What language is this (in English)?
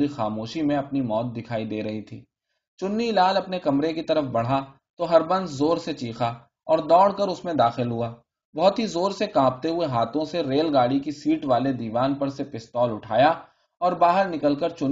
Urdu